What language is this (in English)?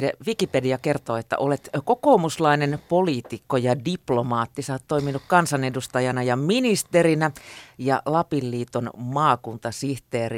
Finnish